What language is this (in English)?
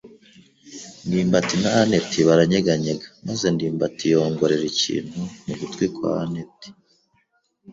Kinyarwanda